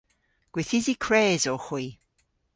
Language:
Cornish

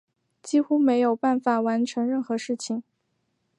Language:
Chinese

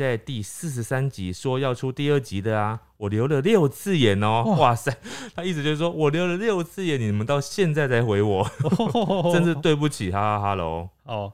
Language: Chinese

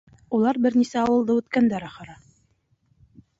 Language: Bashkir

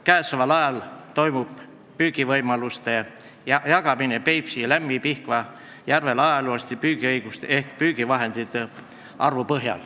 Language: Estonian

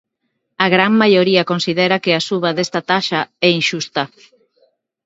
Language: Galician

